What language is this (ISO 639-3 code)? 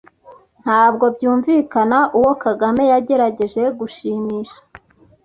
kin